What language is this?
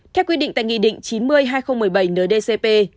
Vietnamese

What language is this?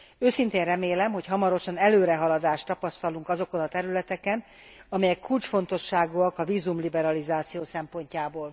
Hungarian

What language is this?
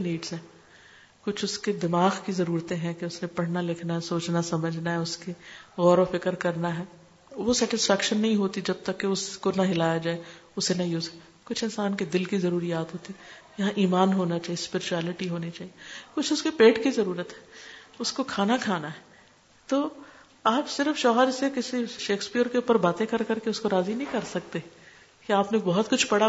Urdu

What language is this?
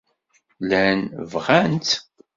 Kabyle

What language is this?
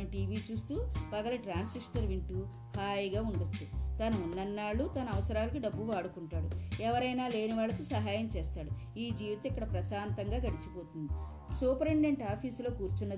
Telugu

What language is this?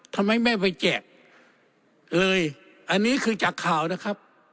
Thai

